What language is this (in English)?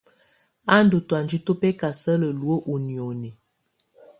Tunen